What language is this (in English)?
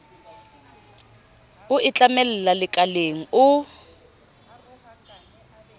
Southern Sotho